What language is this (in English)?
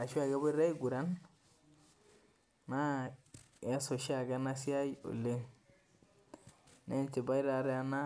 Masai